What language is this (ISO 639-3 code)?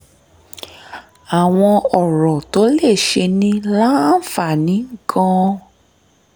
yor